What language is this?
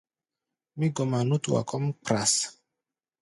Gbaya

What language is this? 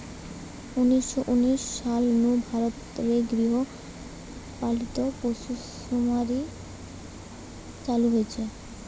Bangla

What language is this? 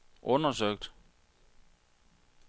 Danish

